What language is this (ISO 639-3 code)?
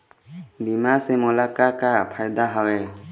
hne